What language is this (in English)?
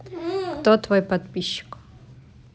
Russian